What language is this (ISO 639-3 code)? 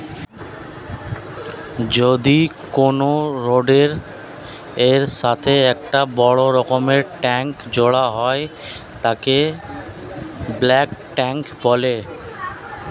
ben